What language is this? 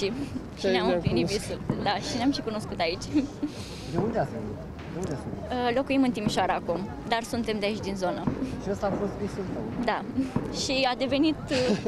Romanian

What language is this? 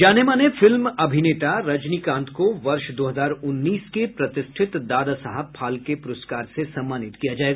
Hindi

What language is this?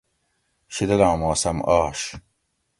Gawri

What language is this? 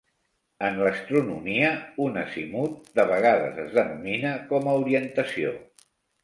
Catalan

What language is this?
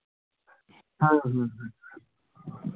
Santali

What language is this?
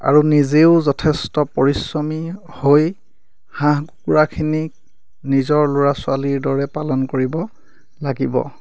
Assamese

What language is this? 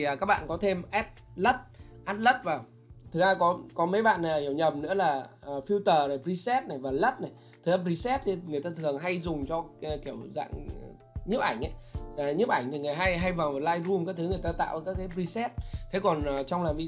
Vietnamese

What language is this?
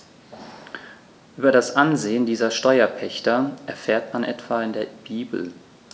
German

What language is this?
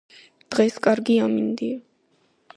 Georgian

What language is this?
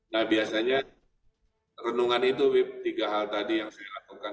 Indonesian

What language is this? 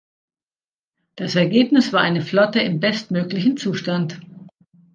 German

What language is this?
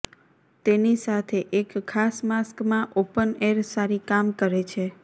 Gujarati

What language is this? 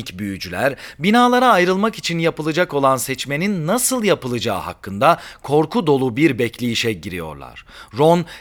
Turkish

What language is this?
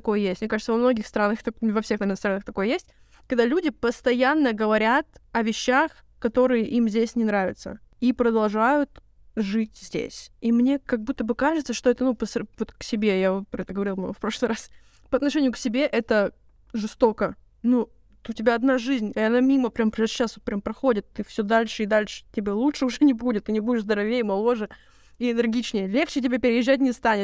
Russian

